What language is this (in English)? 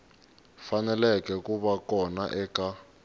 Tsonga